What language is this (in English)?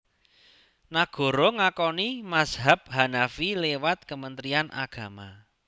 Javanese